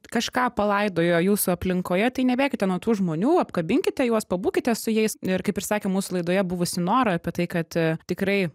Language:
Lithuanian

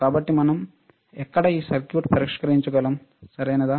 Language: Telugu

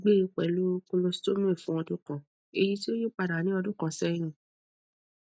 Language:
Yoruba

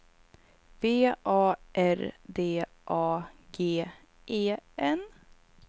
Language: Swedish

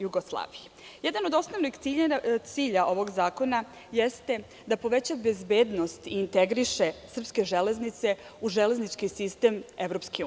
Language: Serbian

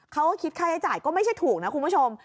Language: Thai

